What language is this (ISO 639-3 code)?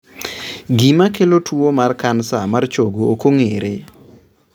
luo